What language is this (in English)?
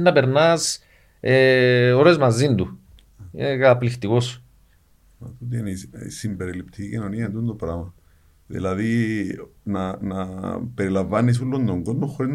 Greek